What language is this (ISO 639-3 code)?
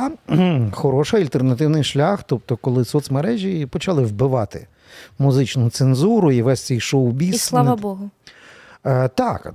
ukr